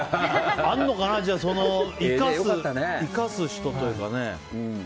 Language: Japanese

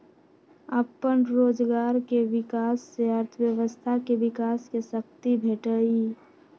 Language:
Magahi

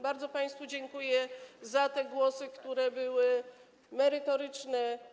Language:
Polish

